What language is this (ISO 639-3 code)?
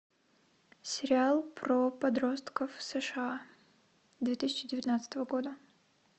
rus